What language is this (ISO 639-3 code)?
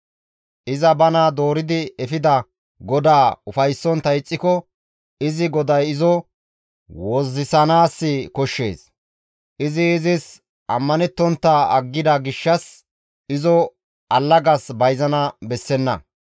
gmv